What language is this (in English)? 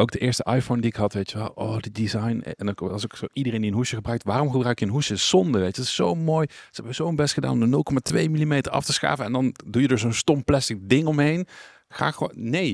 Dutch